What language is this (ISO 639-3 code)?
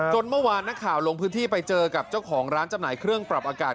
tha